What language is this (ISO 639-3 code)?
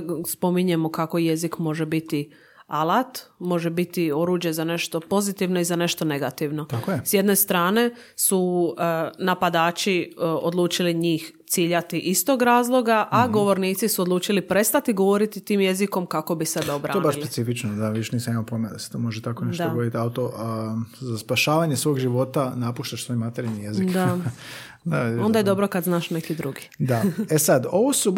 hrv